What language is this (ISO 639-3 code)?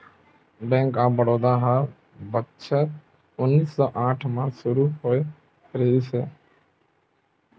hne